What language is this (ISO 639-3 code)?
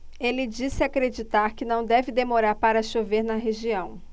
por